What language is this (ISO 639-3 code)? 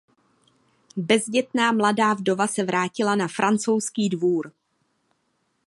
ces